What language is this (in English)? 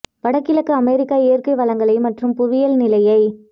Tamil